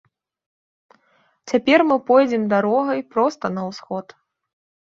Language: Belarusian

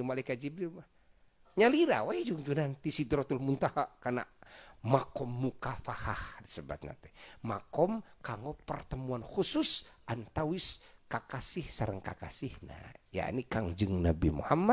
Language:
Indonesian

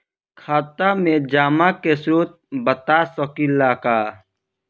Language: Bhojpuri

